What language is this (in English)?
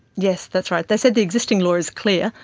English